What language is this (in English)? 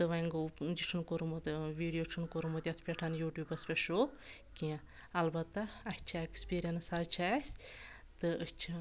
Kashmiri